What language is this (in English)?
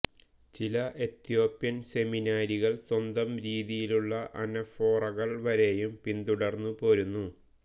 Malayalam